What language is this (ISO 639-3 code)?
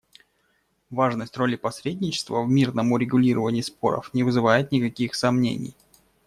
rus